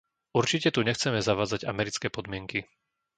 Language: Slovak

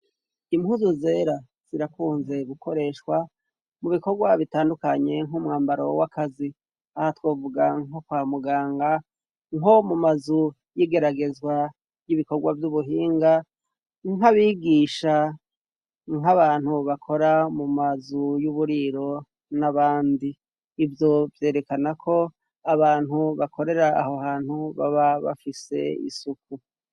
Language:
Rundi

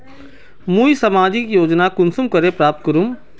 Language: Magahi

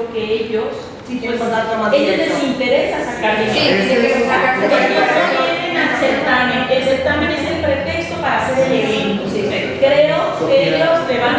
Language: Spanish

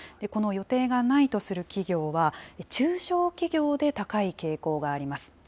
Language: Japanese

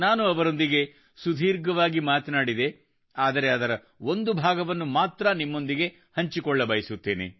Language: Kannada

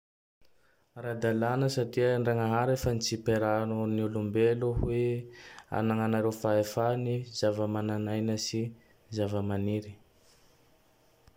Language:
Tandroy-Mahafaly Malagasy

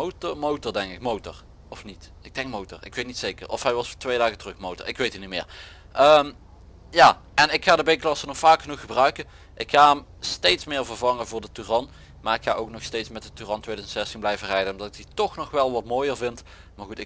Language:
Dutch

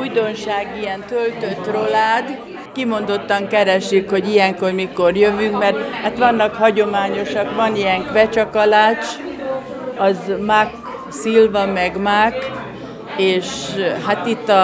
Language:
Hungarian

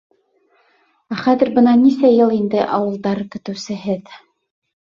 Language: Bashkir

